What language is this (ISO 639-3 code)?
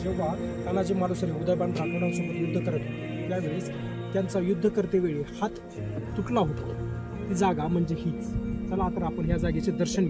ron